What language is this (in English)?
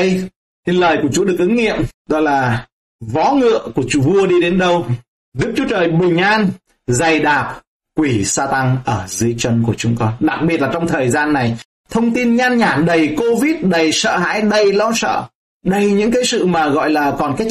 Vietnamese